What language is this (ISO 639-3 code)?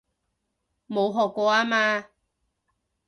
yue